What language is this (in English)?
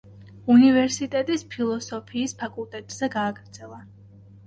Georgian